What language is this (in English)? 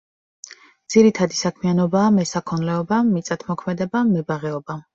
Georgian